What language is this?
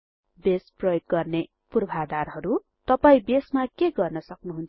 Nepali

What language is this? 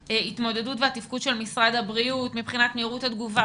Hebrew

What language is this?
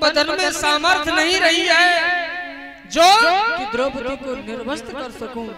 Hindi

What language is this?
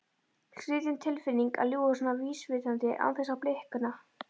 Icelandic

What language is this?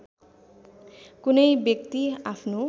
Nepali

